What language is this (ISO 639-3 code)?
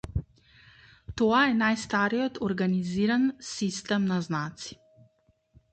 mkd